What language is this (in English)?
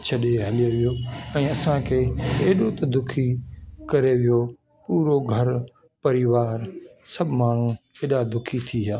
Sindhi